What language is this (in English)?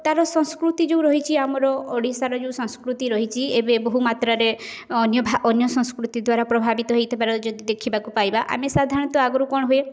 Odia